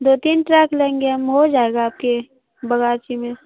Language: Urdu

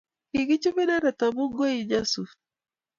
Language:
Kalenjin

